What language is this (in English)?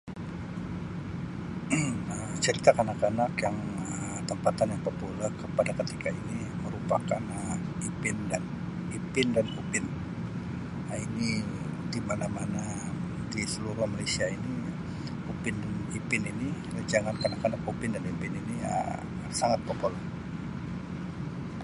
Sabah Malay